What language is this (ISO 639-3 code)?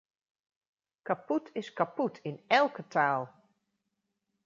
nld